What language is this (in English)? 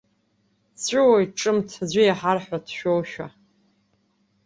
Abkhazian